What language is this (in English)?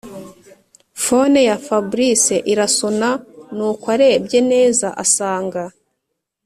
Kinyarwanda